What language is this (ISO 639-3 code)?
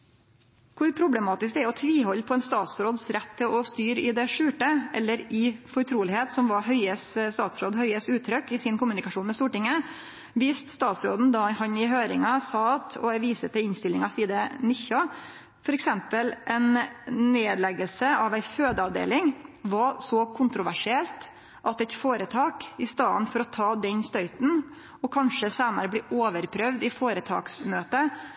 nno